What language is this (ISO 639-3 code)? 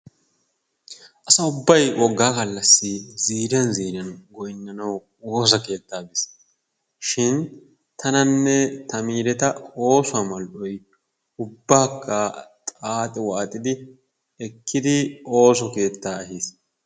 wal